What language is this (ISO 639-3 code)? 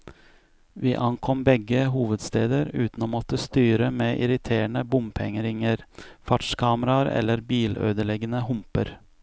nor